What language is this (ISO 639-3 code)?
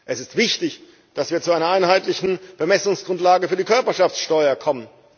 deu